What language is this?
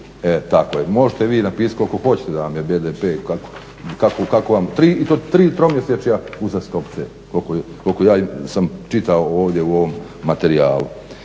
Croatian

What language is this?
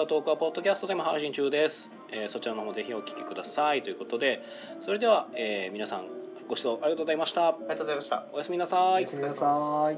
Japanese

